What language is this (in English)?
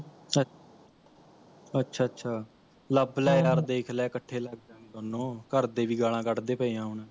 Punjabi